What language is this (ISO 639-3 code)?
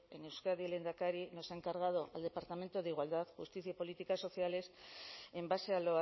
spa